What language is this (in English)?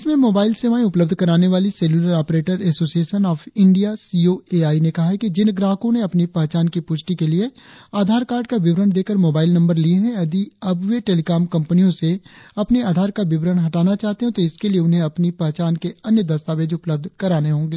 Hindi